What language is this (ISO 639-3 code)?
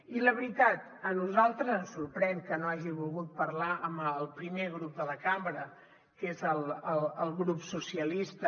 cat